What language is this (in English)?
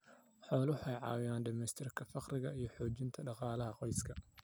Somali